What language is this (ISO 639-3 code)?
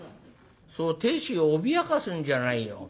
jpn